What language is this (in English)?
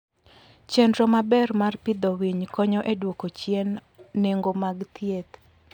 Luo (Kenya and Tanzania)